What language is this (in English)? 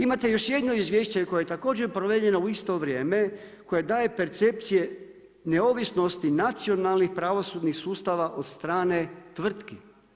Croatian